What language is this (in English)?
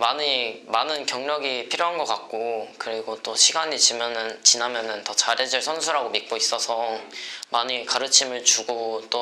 Korean